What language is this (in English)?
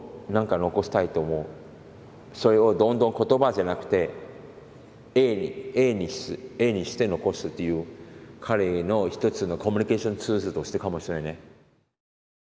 Japanese